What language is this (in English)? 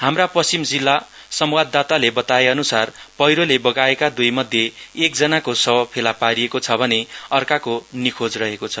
Nepali